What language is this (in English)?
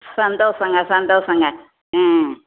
Tamil